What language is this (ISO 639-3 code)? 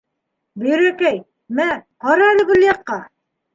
bak